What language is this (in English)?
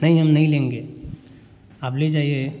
Hindi